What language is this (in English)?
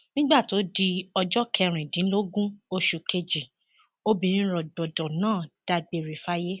Yoruba